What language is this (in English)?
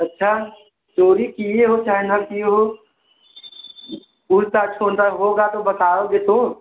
Hindi